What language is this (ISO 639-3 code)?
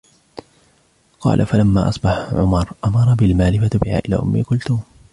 ara